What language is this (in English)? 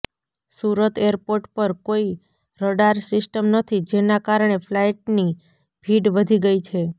Gujarati